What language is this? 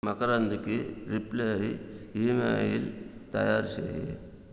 Telugu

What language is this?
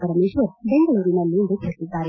Kannada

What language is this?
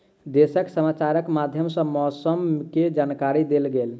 Maithili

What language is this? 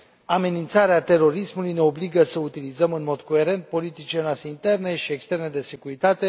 Romanian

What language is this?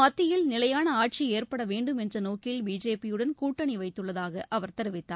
Tamil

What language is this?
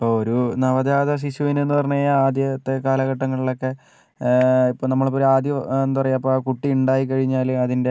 Malayalam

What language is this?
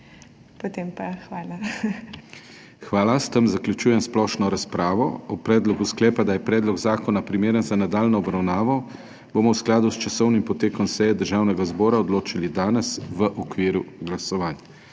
Slovenian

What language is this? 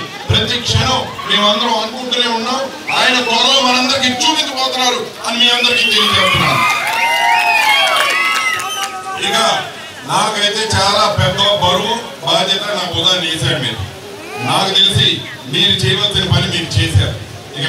Telugu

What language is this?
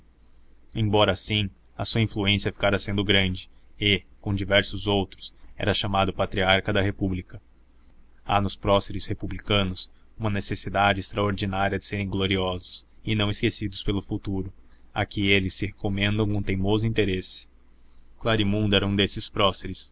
Portuguese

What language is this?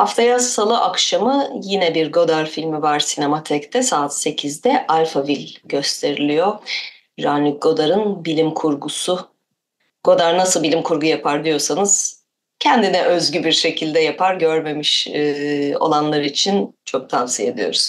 Turkish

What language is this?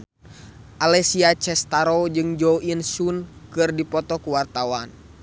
Sundanese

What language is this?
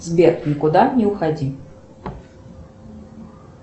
Russian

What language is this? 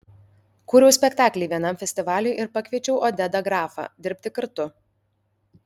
Lithuanian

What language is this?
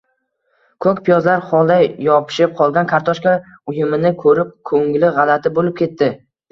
Uzbek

